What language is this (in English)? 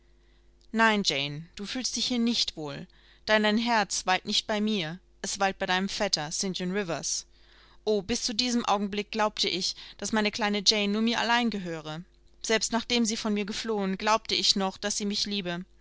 German